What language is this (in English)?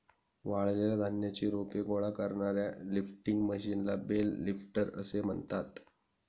Marathi